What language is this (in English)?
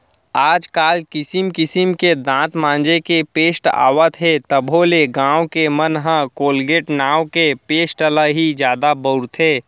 Chhattisgarhi